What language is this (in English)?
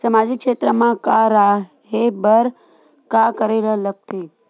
Chhattisgarhi